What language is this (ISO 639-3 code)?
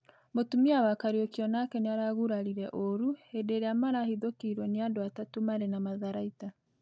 kik